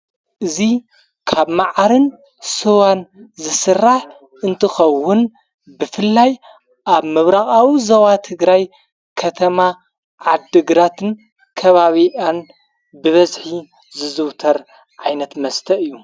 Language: Tigrinya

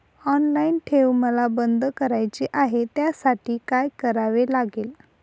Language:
Marathi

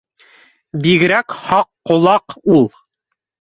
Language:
Bashkir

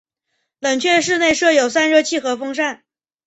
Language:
Chinese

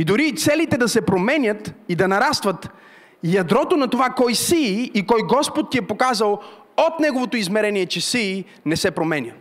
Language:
Bulgarian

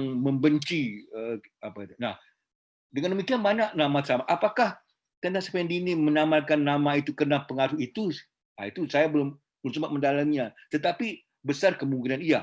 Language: Indonesian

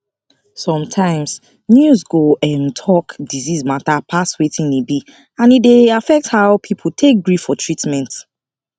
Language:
Nigerian Pidgin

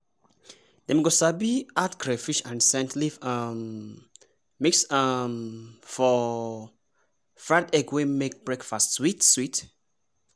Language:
Nigerian Pidgin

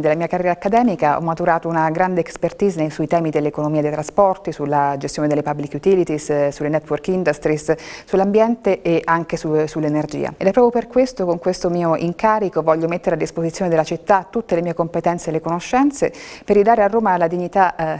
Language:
Italian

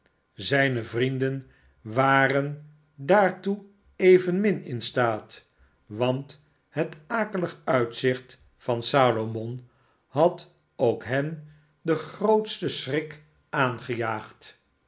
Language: Dutch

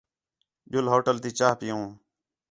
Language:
Khetrani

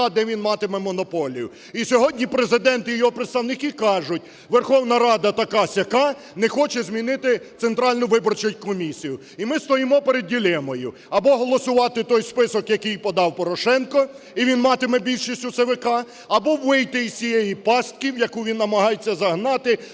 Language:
Ukrainian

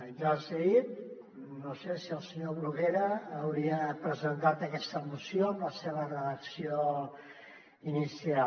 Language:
Catalan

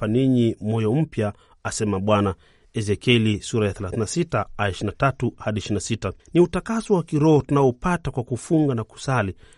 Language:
Swahili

